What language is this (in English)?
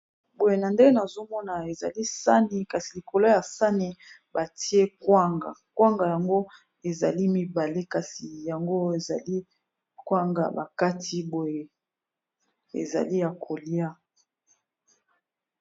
Lingala